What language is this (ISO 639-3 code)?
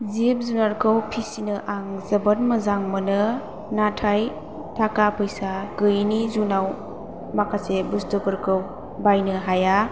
brx